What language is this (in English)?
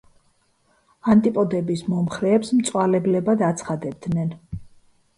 Georgian